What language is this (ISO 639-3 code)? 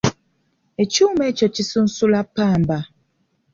lug